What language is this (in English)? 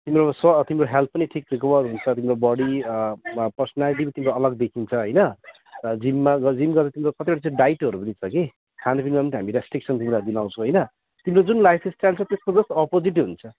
Nepali